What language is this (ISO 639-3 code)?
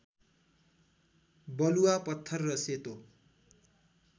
nep